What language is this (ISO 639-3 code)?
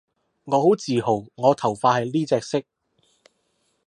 yue